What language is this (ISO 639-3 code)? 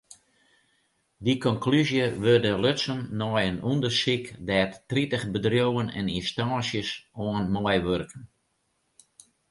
fry